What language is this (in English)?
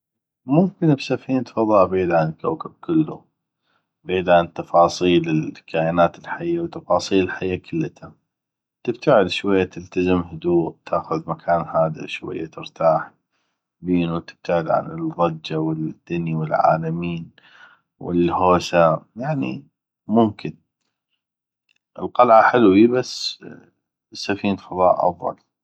North Mesopotamian Arabic